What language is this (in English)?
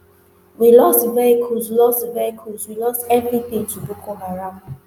Nigerian Pidgin